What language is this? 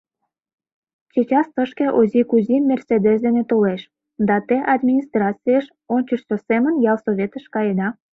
Mari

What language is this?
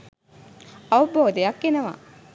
Sinhala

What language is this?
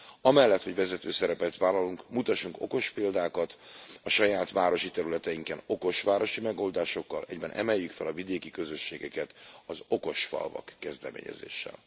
Hungarian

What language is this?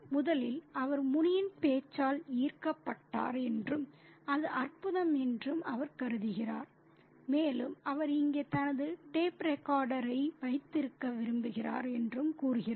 Tamil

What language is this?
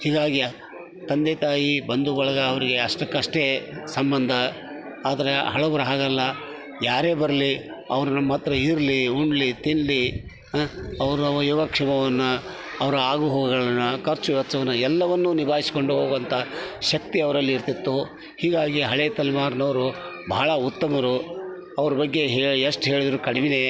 Kannada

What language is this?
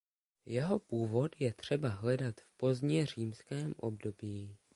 Czech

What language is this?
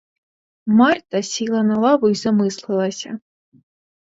Ukrainian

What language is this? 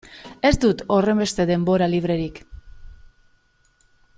Basque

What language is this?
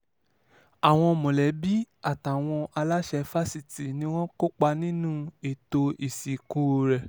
Yoruba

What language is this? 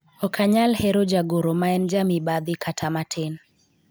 Luo (Kenya and Tanzania)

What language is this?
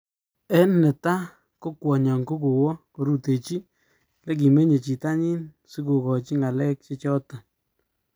Kalenjin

